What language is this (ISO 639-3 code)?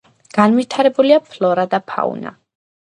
kat